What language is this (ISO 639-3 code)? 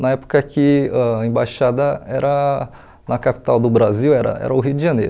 por